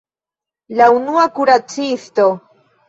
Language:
Esperanto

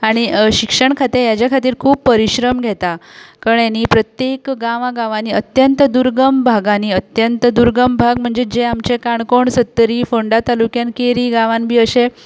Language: Konkani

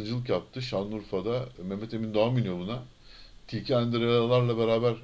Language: Turkish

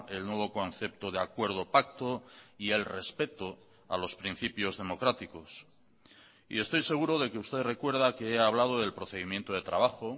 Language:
Spanish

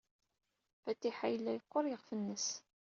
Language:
Kabyle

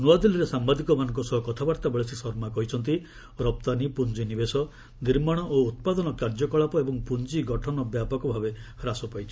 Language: Odia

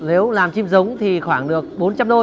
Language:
Vietnamese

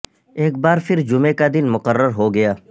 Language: Urdu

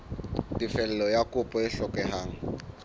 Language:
Southern Sotho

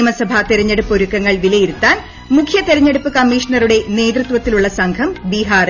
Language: Malayalam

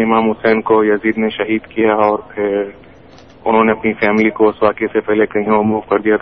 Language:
Urdu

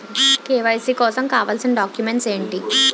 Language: Telugu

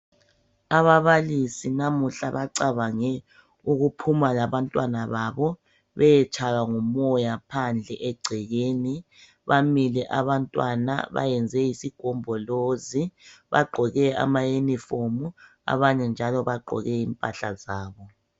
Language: North Ndebele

